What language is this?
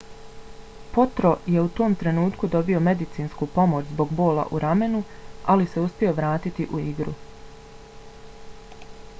Bosnian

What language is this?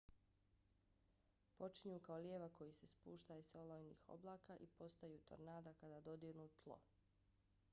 Bosnian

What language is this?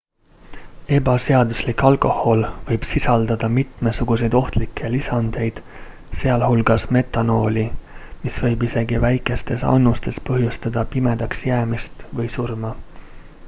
Estonian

